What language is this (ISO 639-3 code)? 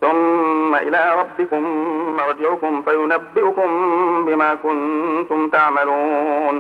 ara